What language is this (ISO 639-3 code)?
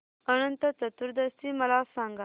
mar